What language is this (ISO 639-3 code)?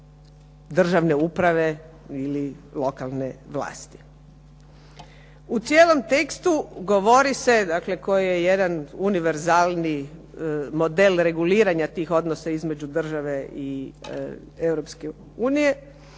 hrv